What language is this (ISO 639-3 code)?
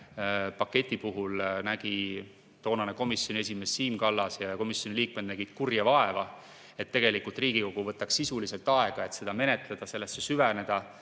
est